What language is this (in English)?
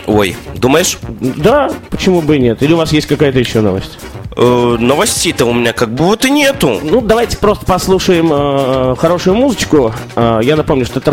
Russian